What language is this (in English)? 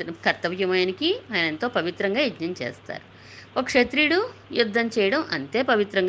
Telugu